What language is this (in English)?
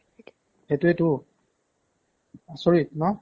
Assamese